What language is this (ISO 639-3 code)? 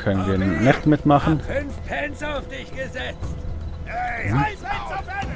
deu